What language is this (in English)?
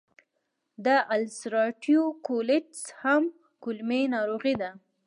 Pashto